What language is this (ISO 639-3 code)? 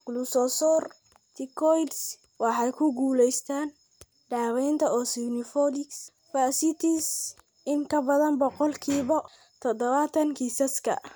som